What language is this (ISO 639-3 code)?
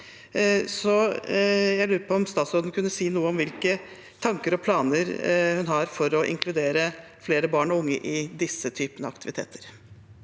nor